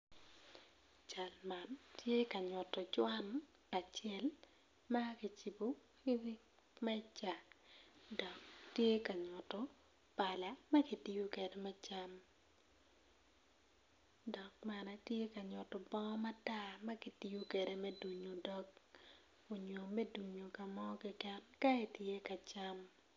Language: Acoli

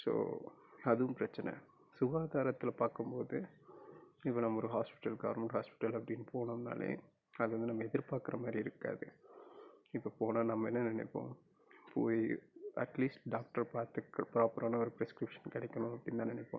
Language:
Tamil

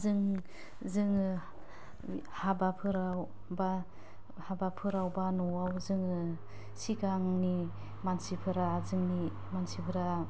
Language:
Bodo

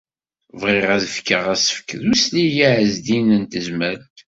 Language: Kabyle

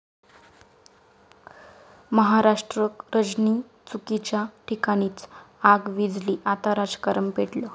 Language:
Marathi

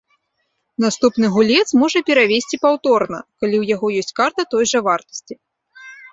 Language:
Belarusian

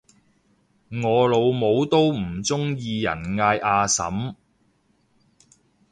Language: Cantonese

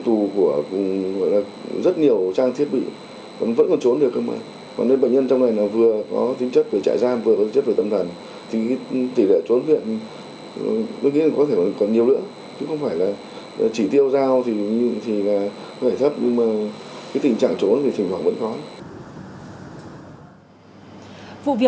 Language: Vietnamese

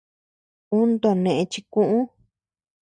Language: Tepeuxila Cuicatec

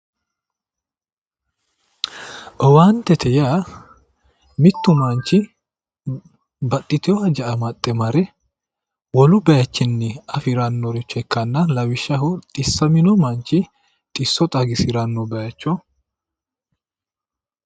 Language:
Sidamo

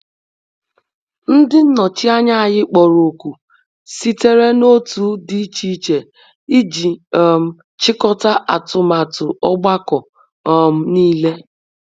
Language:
Igbo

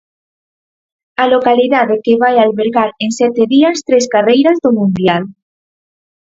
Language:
Galician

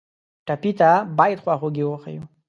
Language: Pashto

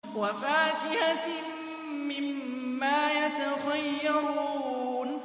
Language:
Arabic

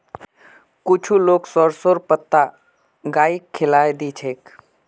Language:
Magahi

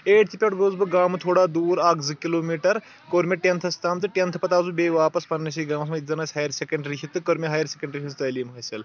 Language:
Kashmiri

